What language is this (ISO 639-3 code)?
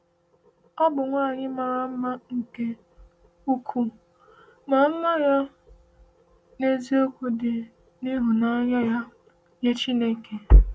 ibo